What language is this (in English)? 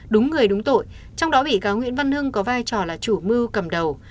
Vietnamese